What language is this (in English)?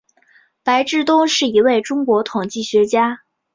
Chinese